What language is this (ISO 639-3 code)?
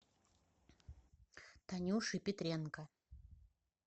rus